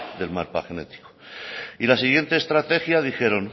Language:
Spanish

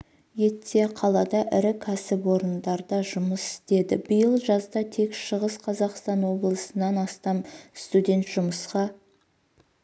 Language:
Kazakh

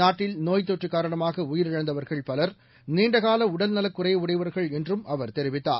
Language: Tamil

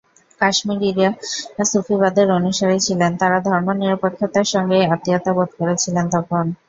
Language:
Bangla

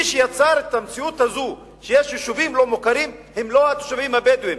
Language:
Hebrew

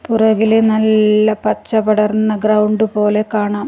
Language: Malayalam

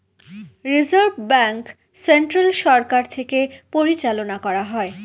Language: Bangla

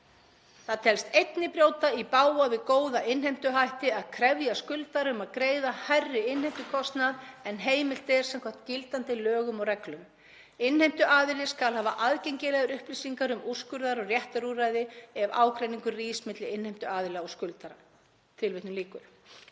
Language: Icelandic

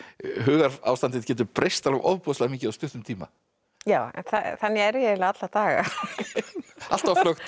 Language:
Icelandic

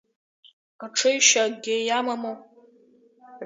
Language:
Abkhazian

